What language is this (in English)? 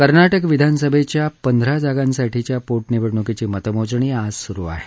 Marathi